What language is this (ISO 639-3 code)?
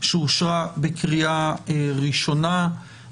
heb